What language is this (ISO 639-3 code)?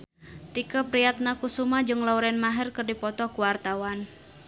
sun